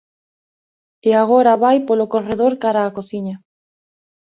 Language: Galician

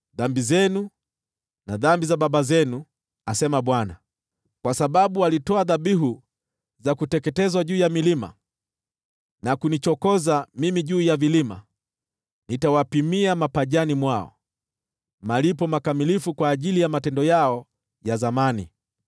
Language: Swahili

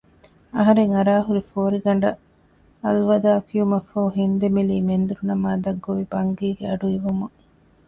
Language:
Divehi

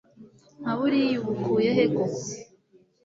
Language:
Kinyarwanda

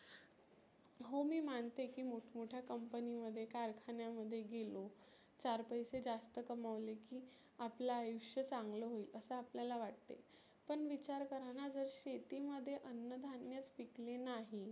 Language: Marathi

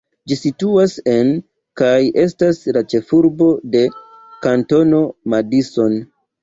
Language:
Esperanto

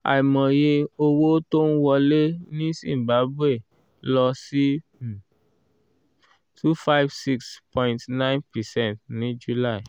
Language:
Yoruba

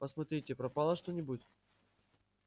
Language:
Russian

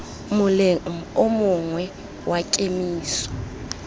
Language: Tswana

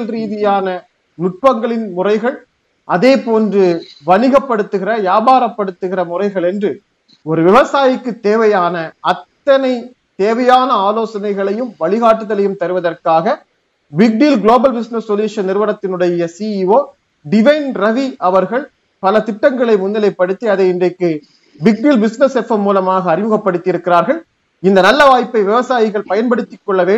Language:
Tamil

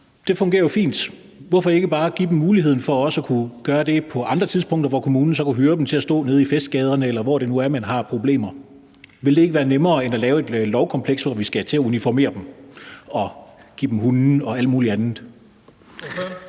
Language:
Danish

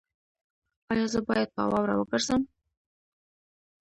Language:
Pashto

